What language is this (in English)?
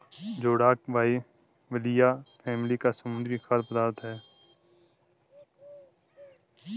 Hindi